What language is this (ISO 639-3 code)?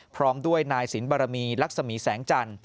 tha